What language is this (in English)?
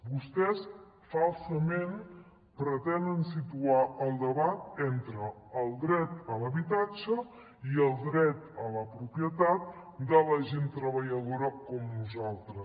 Catalan